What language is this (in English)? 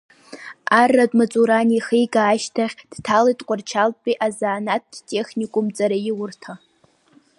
Abkhazian